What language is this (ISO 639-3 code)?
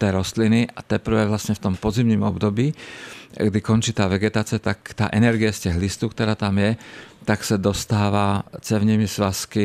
ces